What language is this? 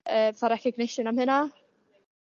Welsh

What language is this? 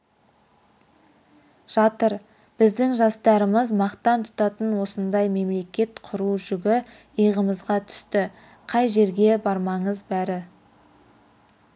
Kazakh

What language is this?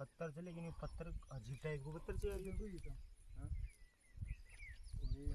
Hindi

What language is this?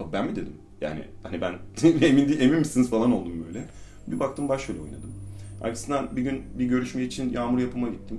Turkish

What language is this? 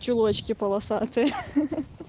Russian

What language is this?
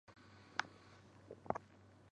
Chinese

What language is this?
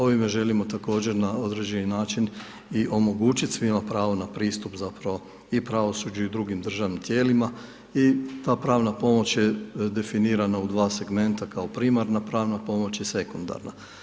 Croatian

